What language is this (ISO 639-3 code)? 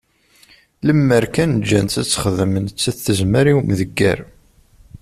kab